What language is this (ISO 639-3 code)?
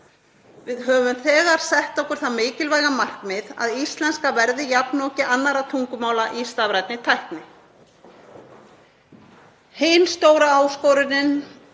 isl